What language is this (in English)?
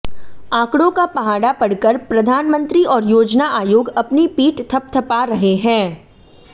Hindi